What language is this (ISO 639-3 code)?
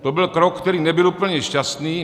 ces